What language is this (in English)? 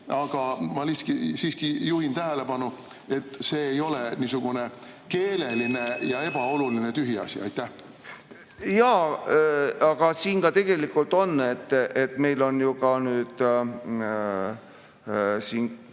Estonian